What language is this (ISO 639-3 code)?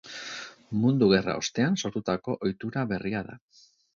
eus